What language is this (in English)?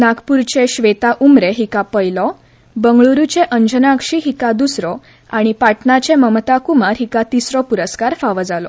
Konkani